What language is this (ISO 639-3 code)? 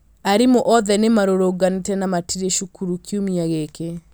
kik